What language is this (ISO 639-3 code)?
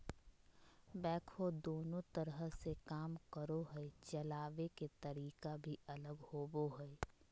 mag